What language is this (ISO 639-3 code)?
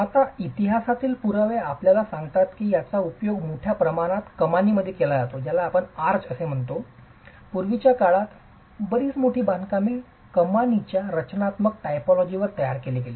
mar